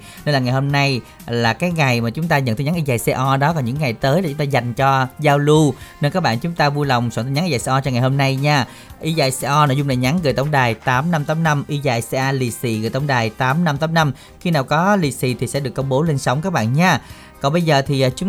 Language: Vietnamese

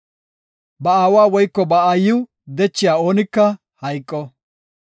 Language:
Gofa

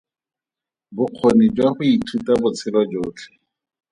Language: Tswana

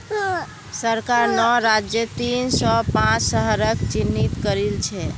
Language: Magahi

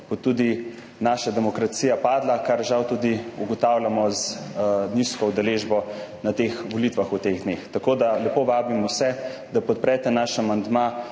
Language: Slovenian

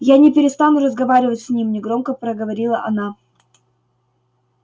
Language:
Russian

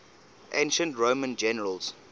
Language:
English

